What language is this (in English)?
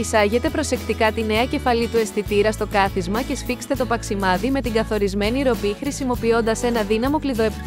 Greek